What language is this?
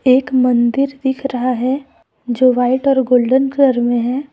Hindi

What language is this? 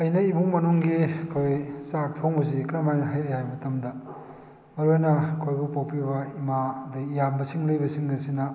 Manipuri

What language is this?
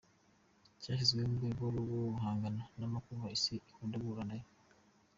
Kinyarwanda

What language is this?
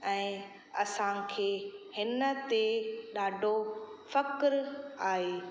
Sindhi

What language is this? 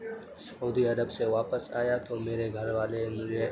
Urdu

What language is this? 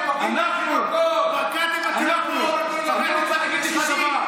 Hebrew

